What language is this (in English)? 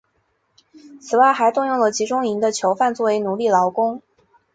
Chinese